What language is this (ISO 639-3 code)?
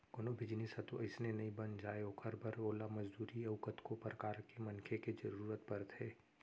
hne